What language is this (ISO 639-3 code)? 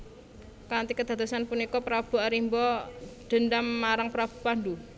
jav